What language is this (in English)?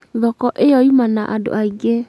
Kikuyu